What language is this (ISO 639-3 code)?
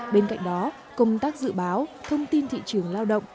vie